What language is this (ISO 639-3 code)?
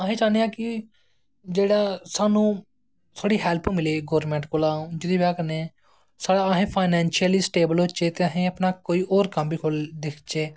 doi